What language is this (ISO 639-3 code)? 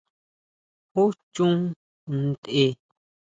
mau